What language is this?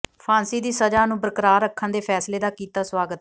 Punjabi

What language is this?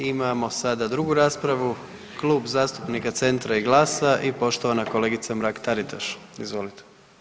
Croatian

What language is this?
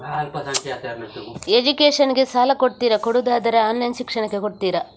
Kannada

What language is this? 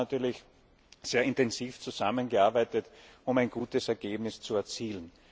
German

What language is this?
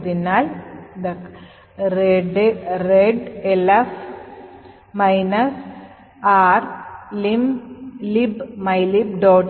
Malayalam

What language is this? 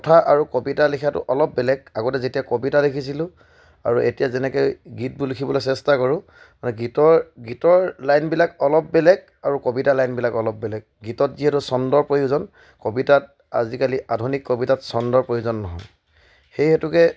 Assamese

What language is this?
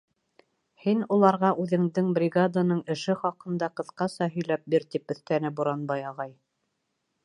Bashkir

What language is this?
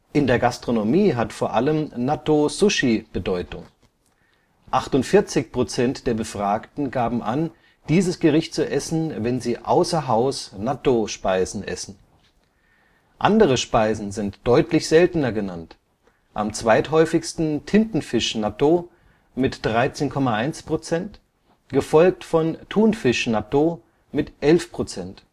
German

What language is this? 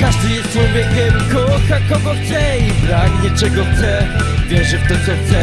Polish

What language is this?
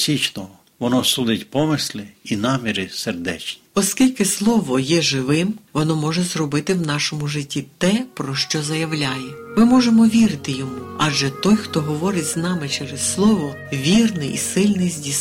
Ukrainian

